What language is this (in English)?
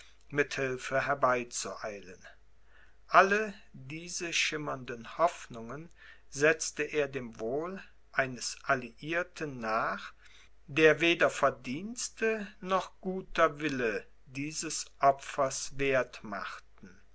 German